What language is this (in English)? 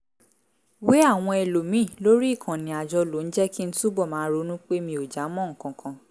Yoruba